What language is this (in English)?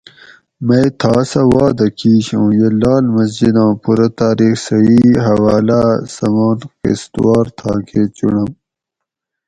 Gawri